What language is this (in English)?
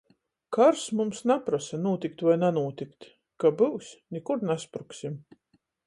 Latgalian